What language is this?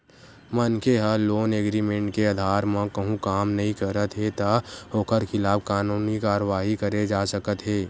Chhattisgarhi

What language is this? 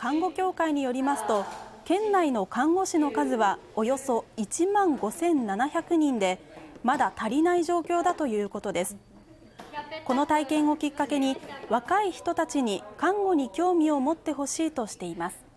Japanese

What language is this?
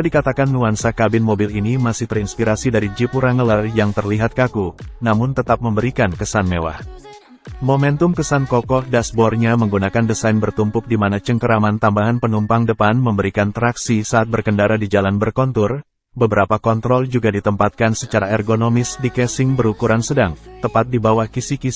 Indonesian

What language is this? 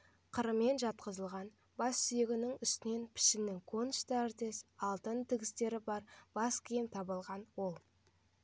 Kazakh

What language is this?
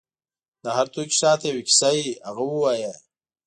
Pashto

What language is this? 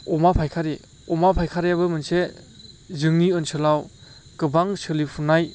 Bodo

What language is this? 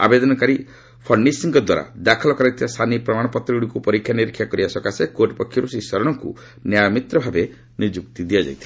Odia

